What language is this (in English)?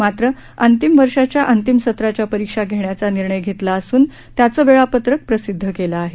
Marathi